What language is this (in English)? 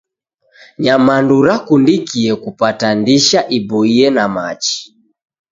Taita